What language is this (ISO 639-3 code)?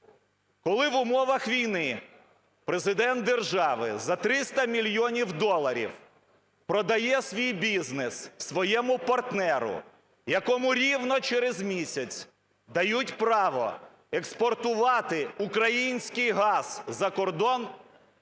ukr